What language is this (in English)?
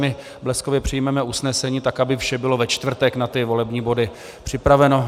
Czech